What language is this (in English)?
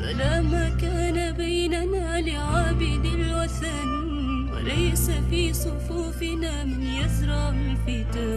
Arabic